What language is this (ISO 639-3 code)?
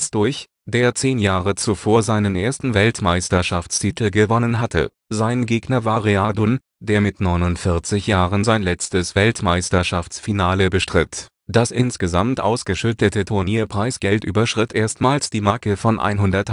deu